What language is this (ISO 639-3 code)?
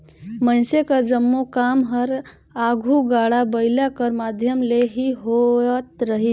hne